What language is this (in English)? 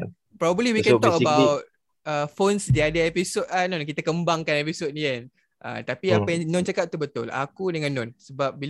Malay